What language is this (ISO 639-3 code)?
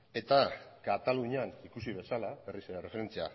eus